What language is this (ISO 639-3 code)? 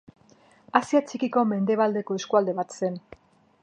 eus